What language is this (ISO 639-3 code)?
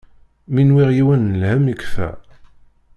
kab